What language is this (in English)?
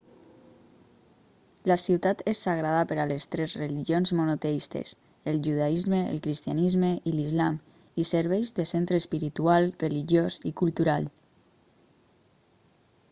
Catalan